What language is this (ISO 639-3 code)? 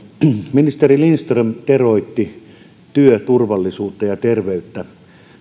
fin